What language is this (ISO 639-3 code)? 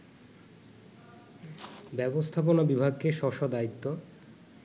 ben